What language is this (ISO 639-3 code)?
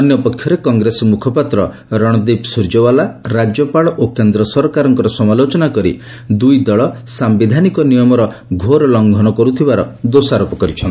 ori